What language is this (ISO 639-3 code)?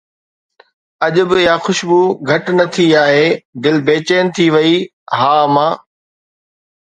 snd